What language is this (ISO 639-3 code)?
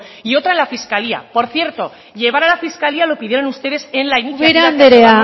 spa